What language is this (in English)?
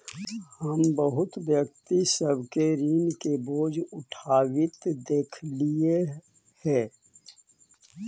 Magahi